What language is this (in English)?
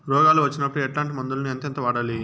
Telugu